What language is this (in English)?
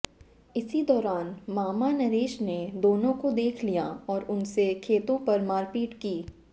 Hindi